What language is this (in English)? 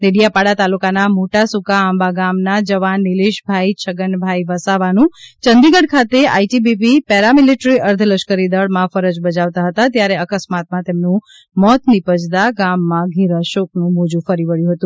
Gujarati